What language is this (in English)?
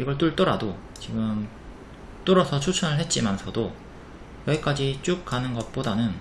Korean